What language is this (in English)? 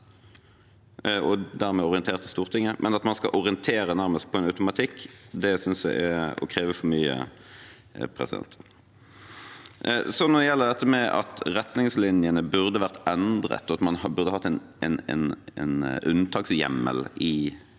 Norwegian